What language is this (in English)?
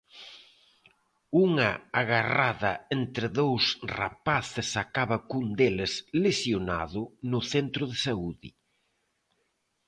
Galician